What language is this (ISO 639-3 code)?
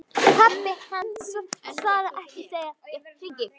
isl